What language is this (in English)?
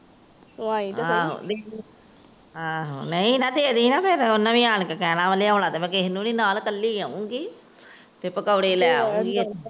Punjabi